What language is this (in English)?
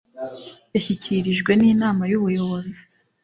Kinyarwanda